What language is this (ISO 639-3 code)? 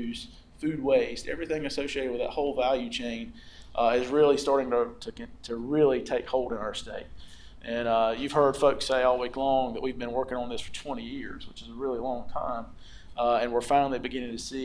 eng